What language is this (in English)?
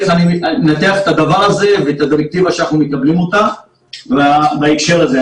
Hebrew